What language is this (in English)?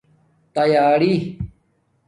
Domaaki